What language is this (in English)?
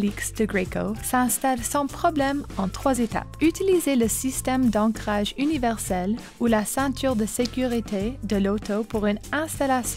French